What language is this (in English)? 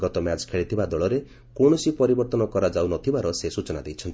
Odia